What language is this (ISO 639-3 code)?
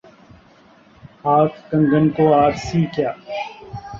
urd